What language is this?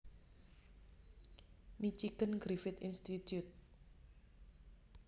Javanese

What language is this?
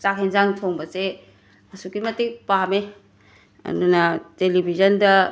Manipuri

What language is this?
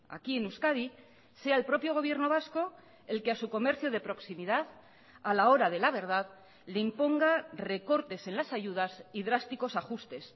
Spanish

